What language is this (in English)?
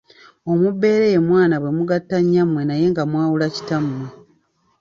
Ganda